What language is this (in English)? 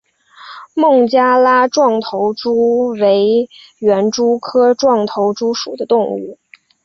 Chinese